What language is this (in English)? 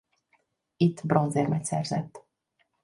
Hungarian